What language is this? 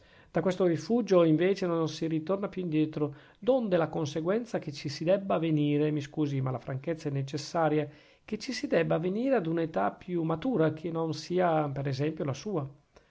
Italian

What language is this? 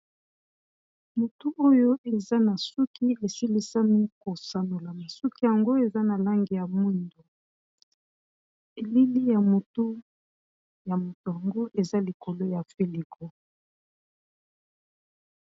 Lingala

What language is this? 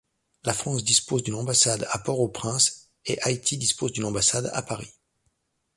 French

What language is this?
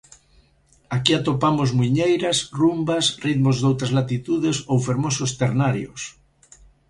Galician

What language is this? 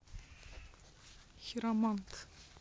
Russian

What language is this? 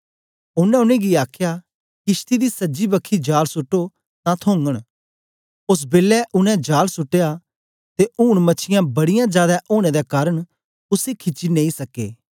Dogri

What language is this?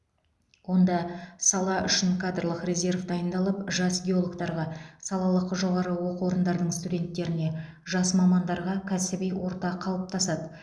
Kazakh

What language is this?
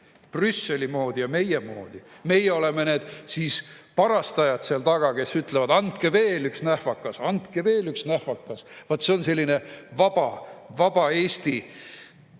Estonian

